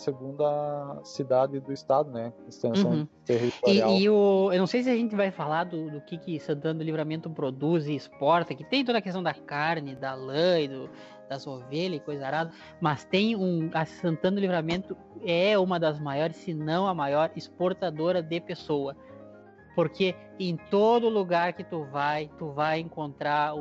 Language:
Portuguese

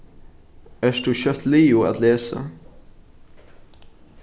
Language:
Faroese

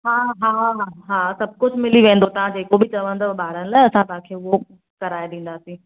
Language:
Sindhi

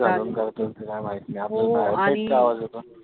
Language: Marathi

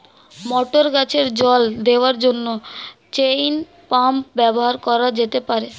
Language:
Bangla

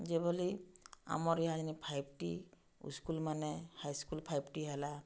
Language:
Odia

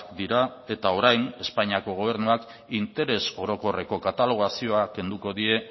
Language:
Basque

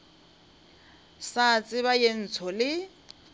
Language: Northern Sotho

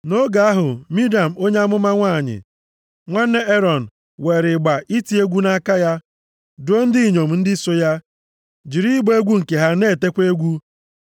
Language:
Igbo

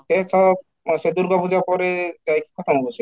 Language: Odia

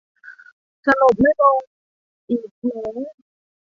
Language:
Thai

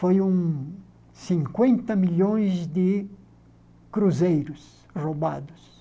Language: Portuguese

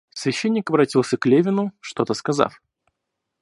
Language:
Russian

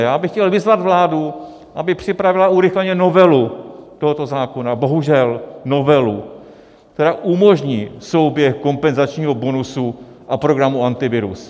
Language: Czech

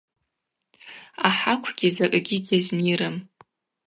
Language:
Abaza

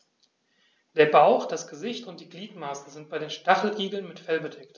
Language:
German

